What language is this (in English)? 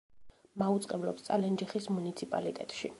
Georgian